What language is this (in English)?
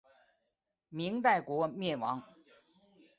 Chinese